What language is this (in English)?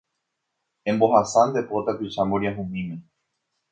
Guarani